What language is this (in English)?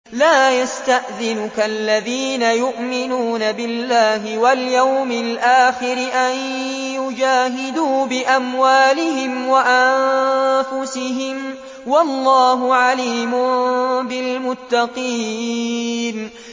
Arabic